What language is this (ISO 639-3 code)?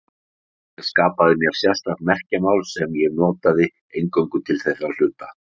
isl